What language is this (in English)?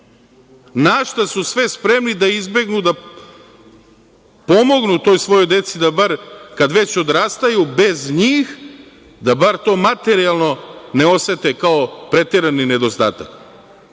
Serbian